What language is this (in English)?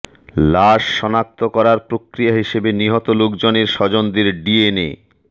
Bangla